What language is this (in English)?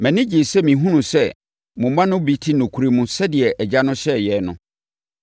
Akan